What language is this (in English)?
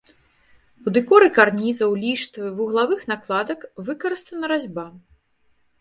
Belarusian